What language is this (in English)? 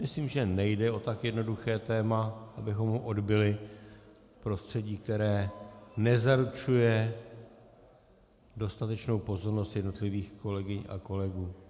Czech